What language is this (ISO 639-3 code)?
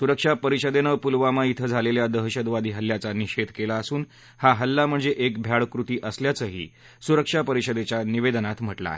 mar